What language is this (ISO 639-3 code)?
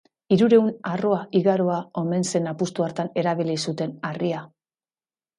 eus